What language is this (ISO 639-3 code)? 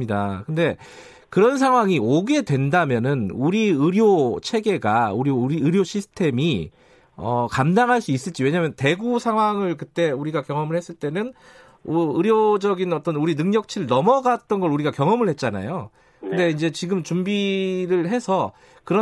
kor